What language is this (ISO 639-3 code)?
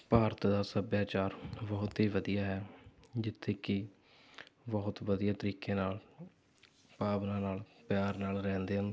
pan